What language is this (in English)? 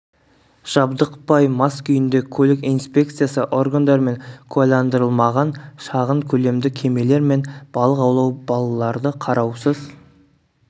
Kazakh